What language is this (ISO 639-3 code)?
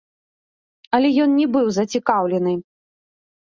bel